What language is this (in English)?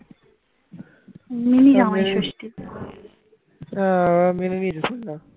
Bangla